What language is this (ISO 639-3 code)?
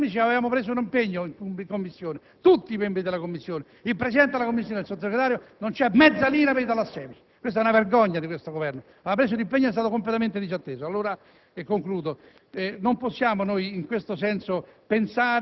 ita